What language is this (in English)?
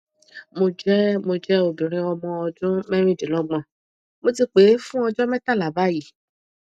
Yoruba